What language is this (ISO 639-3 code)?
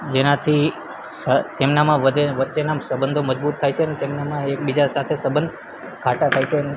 guj